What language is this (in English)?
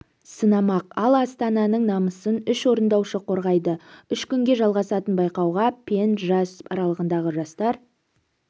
Kazakh